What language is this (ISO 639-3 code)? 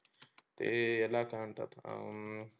mar